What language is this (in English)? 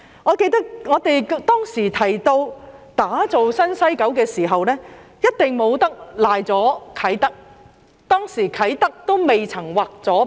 Cantonese